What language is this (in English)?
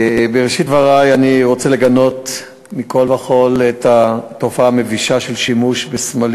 Hebrew